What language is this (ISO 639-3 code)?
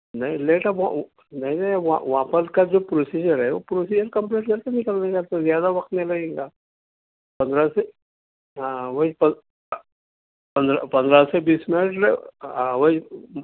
urd